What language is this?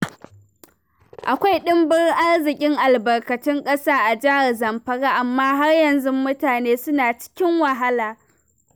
Hausa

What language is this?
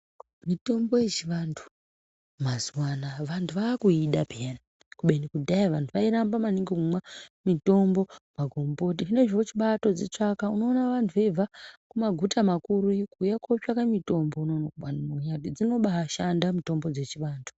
Ndau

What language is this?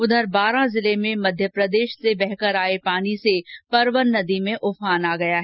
Hindi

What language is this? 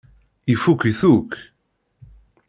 Kabyle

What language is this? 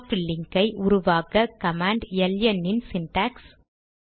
Tamil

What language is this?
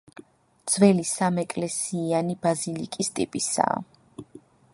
Georgian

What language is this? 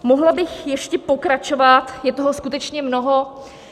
Czech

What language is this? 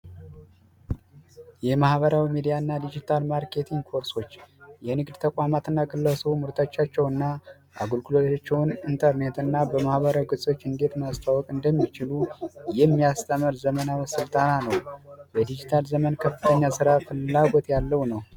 Amharic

